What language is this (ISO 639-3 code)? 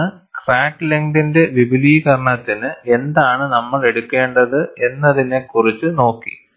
mal